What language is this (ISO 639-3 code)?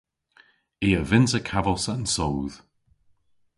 cor